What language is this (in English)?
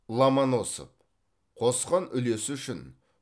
Kazakh